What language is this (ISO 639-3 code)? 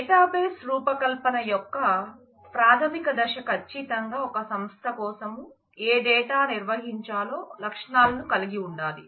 tel